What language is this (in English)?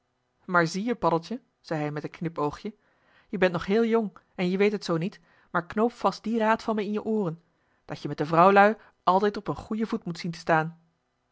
Dutch